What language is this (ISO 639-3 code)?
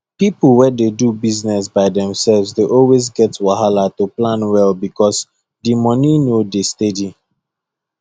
pcm